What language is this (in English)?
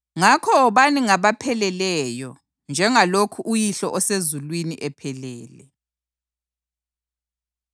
North Ndebele